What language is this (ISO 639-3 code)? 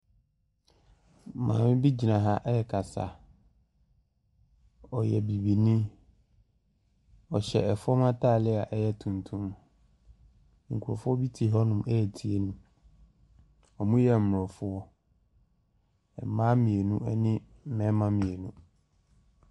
aka